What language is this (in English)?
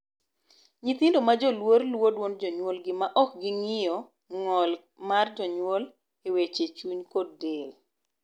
Luo (Kenya and Tanzania)